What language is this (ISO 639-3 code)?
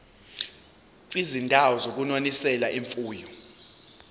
zul